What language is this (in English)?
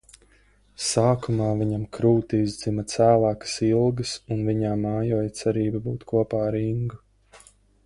Latvian